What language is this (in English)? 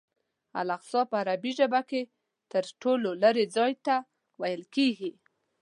Pashto